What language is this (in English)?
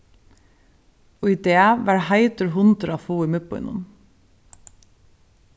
Faroese